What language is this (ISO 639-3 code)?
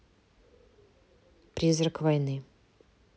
rus